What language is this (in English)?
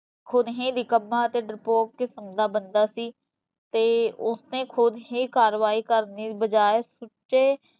Punjabi